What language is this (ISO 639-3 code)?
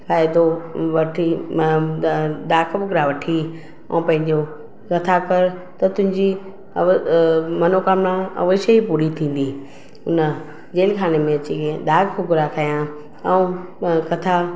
snd